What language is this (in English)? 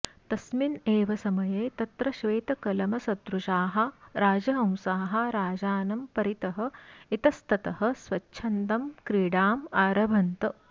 Sanskrit